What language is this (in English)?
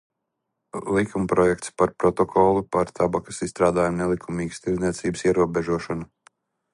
Latvian